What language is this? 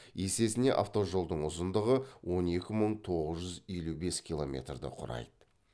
Kazakh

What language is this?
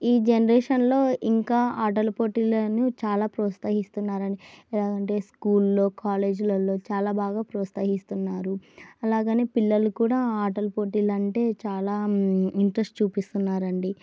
Telugu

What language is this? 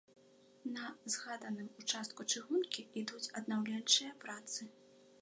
Belarusian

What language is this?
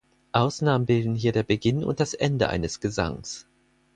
German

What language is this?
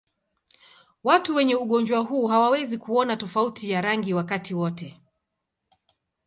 Swahili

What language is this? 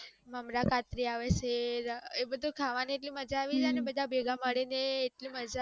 Gujarati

